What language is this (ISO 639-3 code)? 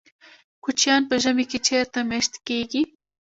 pus